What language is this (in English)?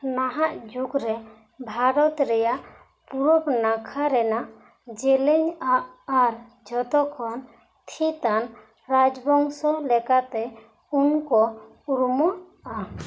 Santali